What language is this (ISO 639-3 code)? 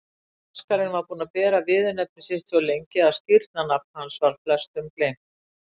isl